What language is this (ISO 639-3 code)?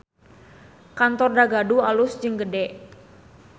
sun